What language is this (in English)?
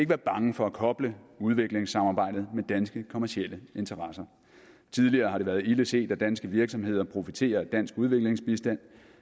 Danish